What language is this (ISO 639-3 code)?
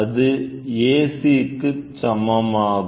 tam